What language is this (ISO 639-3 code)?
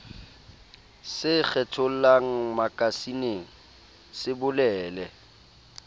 sot